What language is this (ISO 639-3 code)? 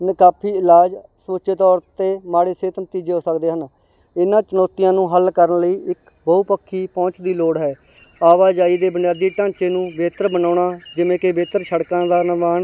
pan